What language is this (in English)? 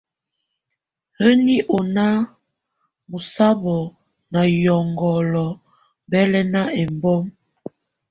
Tunen